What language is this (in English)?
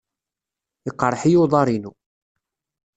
Kabyle